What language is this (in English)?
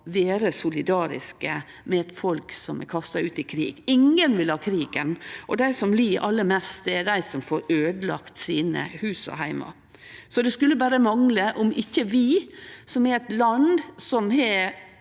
Norwegian